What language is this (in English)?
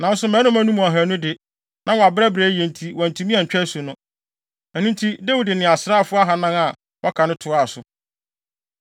Akan